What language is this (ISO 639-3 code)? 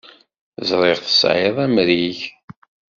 kab